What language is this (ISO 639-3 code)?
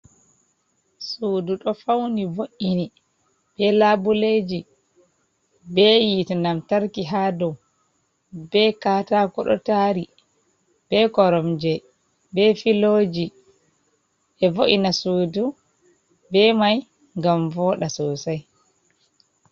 ful